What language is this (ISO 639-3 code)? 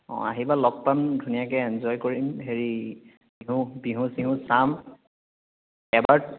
asm